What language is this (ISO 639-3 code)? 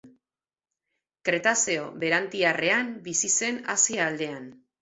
eus